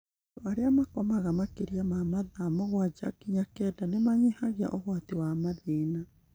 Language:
Kikuyu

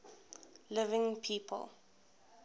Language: English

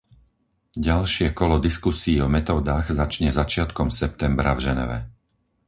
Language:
Slovak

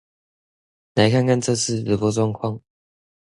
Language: Chinese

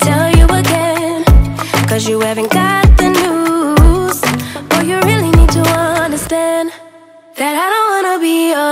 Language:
English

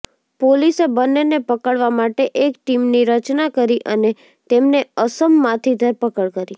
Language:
Gujarati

